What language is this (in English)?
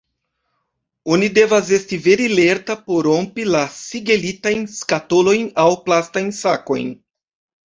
Esperanto